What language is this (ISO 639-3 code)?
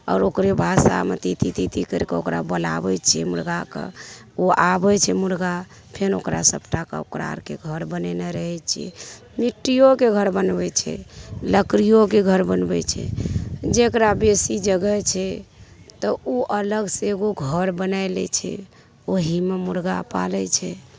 mai